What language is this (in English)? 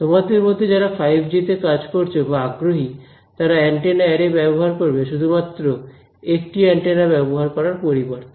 Bangla